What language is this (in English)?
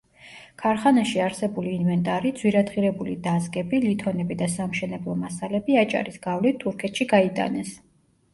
Georgian